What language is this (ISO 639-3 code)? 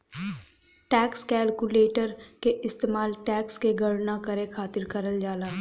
bho